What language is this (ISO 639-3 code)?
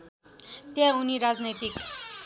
nep